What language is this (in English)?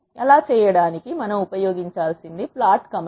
Telugu